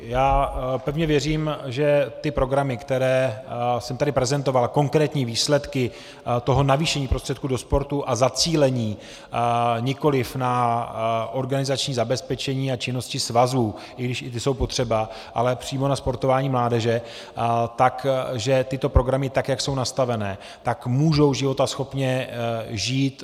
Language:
Czech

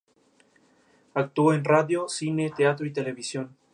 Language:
Spanish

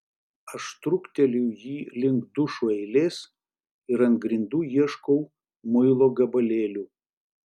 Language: Lithuanian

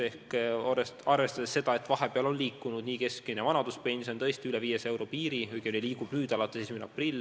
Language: Estonian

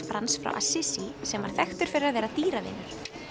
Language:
Icelandic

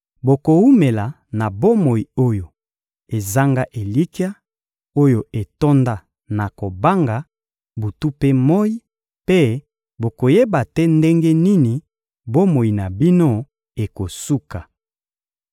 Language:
Lingala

